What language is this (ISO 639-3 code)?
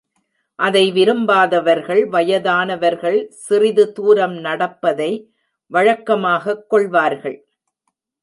tam